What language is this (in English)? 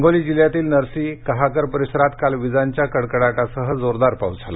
Marathi